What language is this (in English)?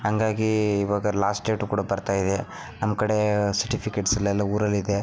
Kannada